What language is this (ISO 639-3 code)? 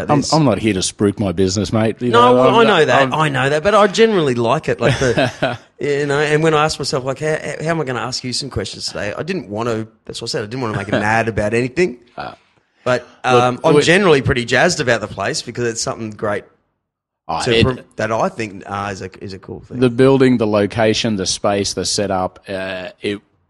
eng